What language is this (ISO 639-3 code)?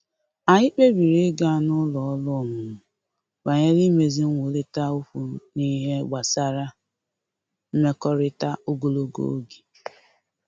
ibo